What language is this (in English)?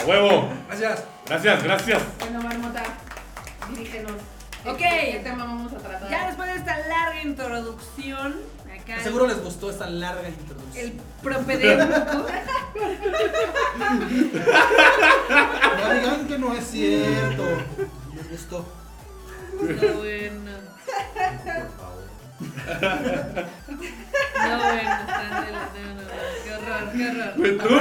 Spanish